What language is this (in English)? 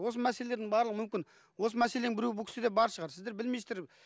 Kazakh